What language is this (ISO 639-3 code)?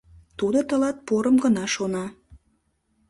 chm